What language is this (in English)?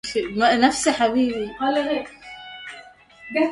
Arabic